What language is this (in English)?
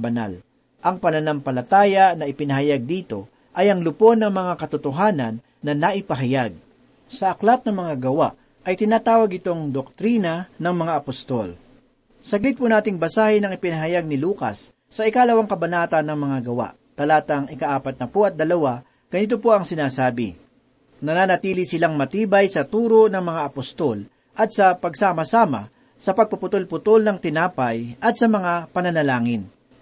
Filipino